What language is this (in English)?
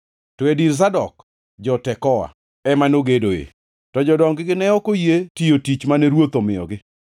Luo (Kenya and Tanzania)